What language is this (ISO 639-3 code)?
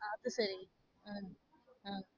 tam